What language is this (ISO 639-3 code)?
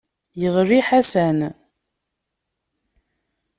kab